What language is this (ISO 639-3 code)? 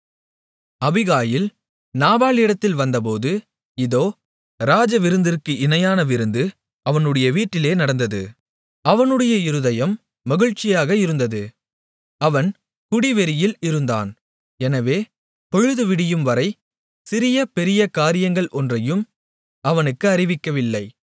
tam